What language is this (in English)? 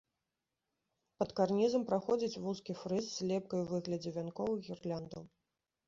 Belarusian